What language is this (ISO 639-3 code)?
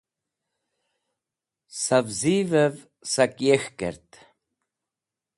wbl